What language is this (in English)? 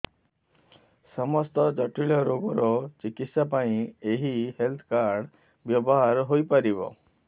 Odia